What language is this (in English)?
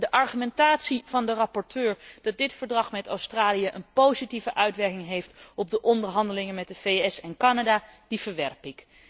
Dutch